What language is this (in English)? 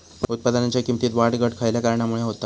Marathi